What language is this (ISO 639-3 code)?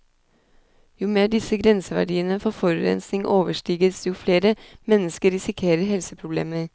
nor